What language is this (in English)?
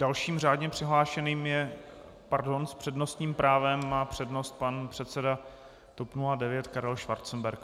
Czech